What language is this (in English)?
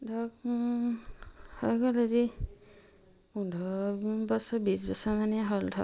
Assamese